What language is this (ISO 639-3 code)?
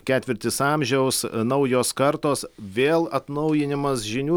lit